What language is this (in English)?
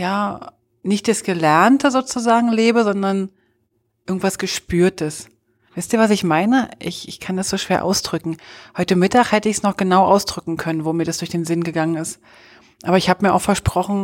German